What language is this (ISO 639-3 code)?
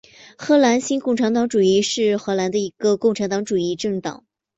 zho